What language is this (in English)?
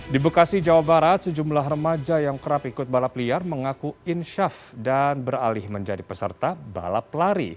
Indonesian